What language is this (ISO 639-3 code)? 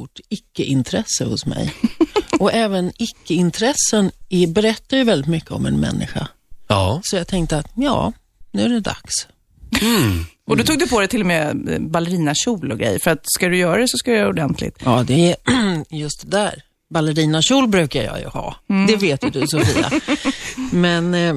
swe